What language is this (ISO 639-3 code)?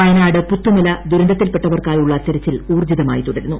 mal